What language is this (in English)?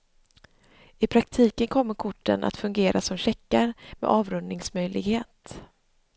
Swedish